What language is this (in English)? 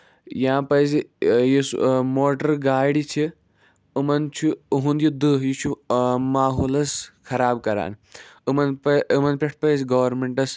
Kashmiri